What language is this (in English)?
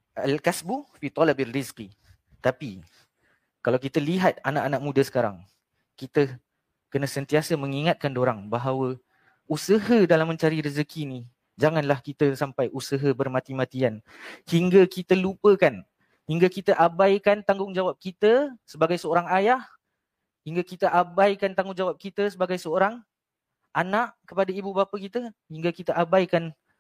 Malay